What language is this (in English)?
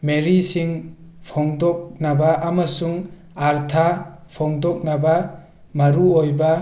Manipuri